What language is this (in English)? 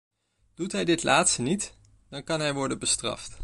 Dutch